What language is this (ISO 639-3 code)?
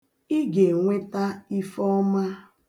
ibo